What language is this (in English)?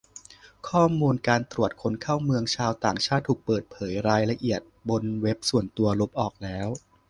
Thai